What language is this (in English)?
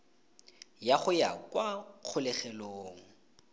Tswana